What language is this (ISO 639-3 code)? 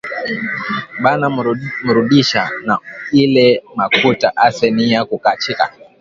swa